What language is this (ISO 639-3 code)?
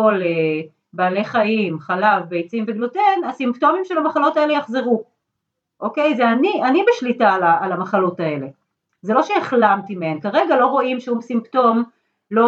heb